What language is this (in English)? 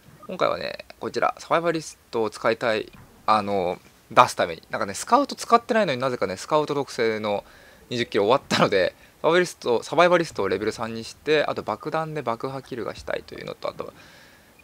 Japanese